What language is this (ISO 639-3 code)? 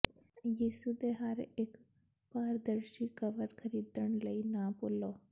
pan